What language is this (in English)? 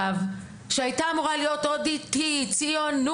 Hebrew